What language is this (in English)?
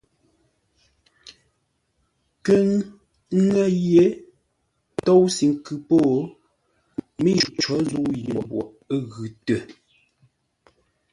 Ngombale